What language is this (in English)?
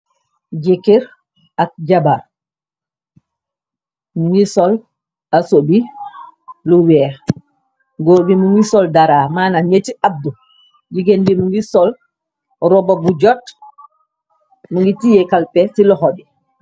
Wolof